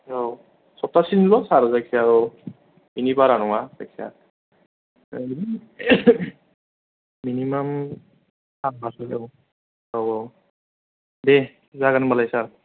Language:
Bodo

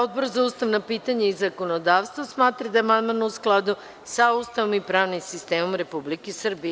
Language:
Serbian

